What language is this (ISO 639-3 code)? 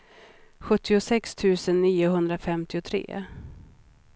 swe